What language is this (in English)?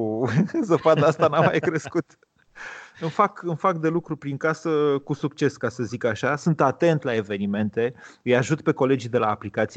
Romanian